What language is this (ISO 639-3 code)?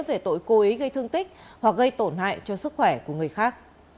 vie